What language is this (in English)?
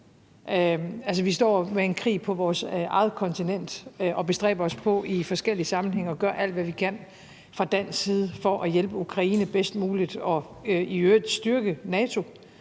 Danish